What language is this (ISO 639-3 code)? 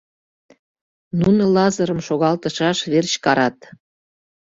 chm